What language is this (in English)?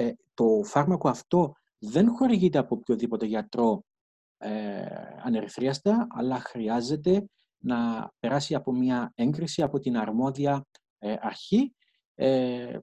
Greek